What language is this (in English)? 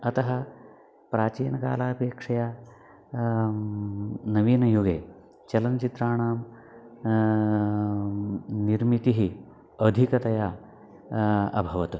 Sanskrit